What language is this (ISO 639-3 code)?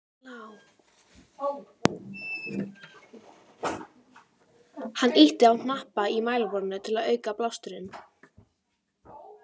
isl